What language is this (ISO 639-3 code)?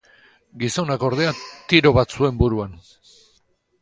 eus